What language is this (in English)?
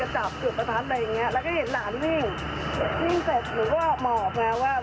Thai